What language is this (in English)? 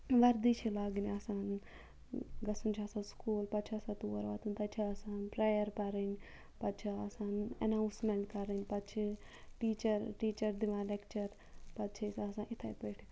Kashmiri